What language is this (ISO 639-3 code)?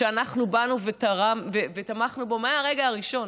heb